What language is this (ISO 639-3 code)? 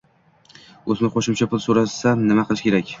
uzb